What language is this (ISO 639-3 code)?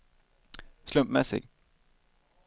swe